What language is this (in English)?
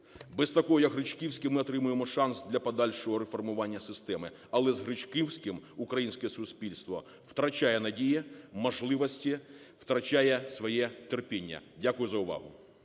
Ukrainian